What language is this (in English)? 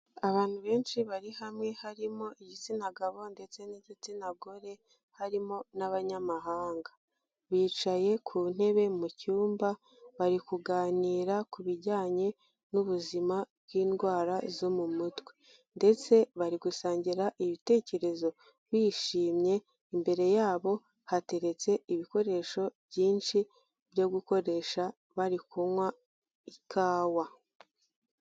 Kinyarwanda